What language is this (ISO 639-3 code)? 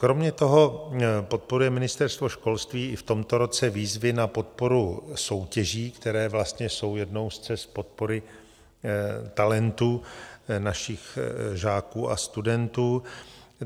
ces